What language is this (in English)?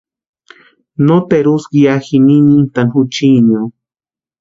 Western Highland Purepecha